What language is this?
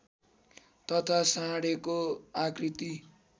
Nepali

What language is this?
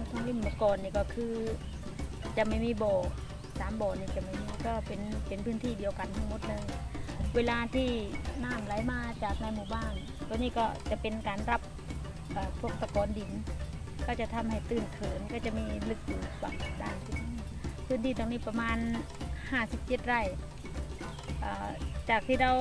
Thai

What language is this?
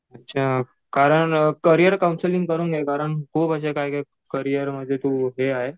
Marathi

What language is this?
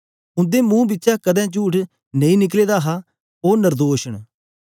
Dogri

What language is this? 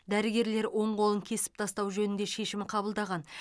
Kazakh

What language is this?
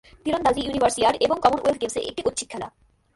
Bangla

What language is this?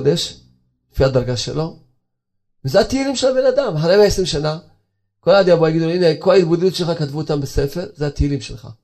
Hebrew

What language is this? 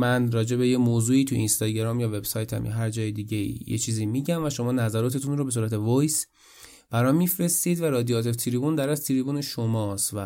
Persian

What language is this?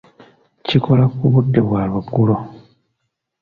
Ganda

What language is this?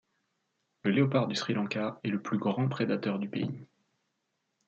French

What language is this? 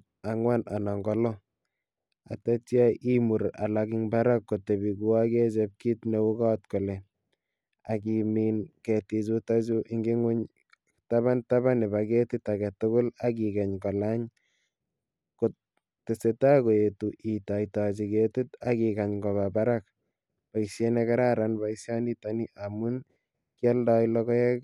Kalenjin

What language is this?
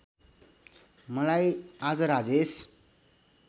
Nepali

